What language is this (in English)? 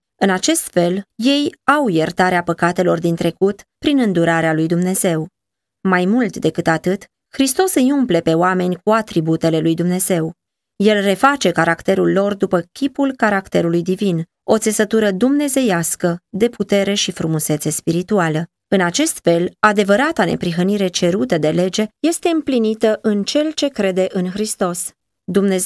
Romanian